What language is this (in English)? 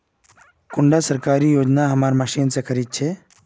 Magahi